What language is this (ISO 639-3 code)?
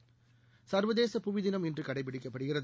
tam